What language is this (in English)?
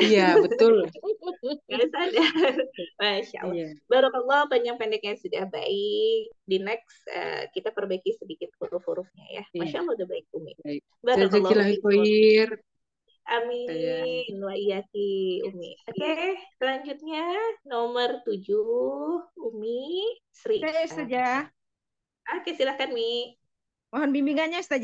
Indonesian